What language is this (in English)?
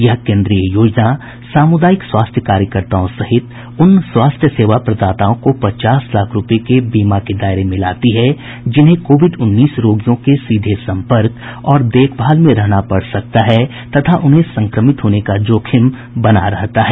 Hindi